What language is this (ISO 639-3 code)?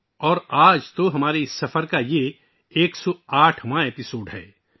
urd